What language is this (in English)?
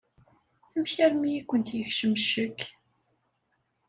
Kabyle